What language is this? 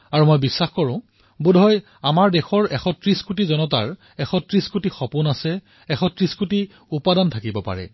Assamese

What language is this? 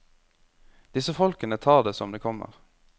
Norwegian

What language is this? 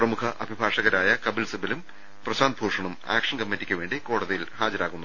Malayalam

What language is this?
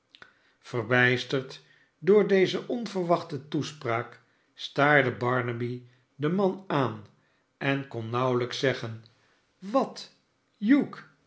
Dutch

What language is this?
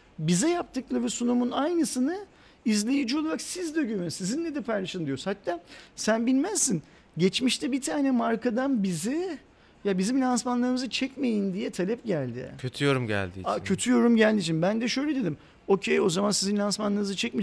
Turkish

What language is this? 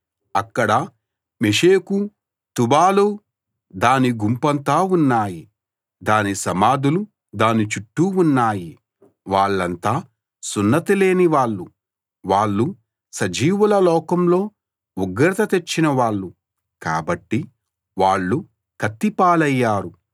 Telugu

